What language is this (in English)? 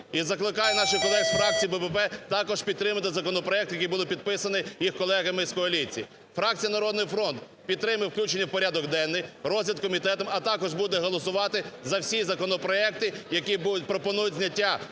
Ukrainian